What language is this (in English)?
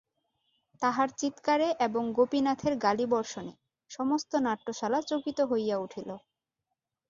Bangla